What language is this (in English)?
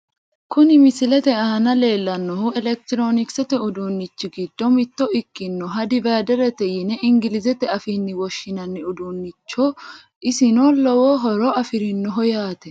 Sidamo